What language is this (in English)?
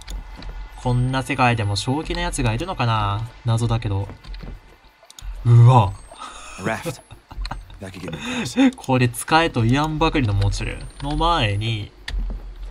Japanese